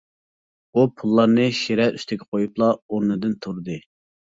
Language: Uyghur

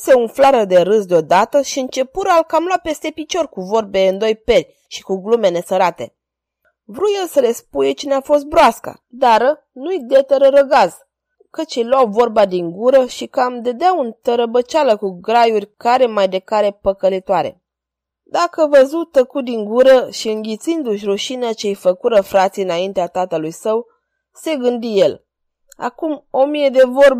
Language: Romanian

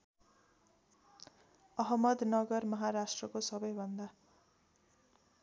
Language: Nepali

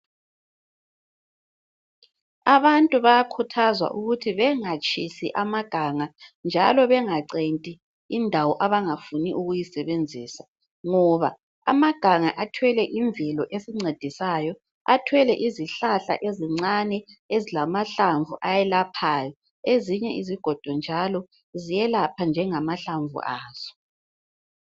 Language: North Ndebele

